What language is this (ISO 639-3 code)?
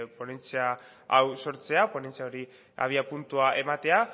eus